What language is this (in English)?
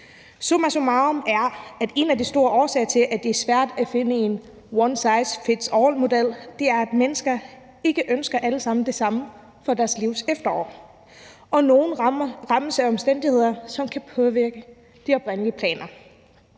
Danish